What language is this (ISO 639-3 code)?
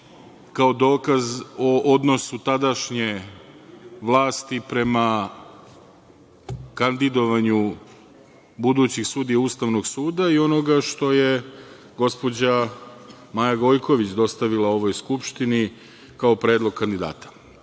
srp